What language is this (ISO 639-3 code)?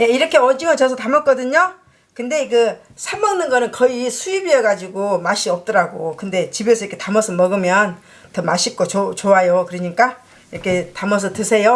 kor